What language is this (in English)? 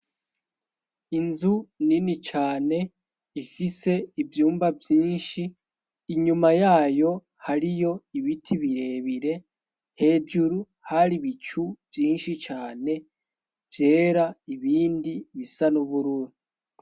Rundi